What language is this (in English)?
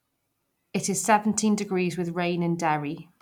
English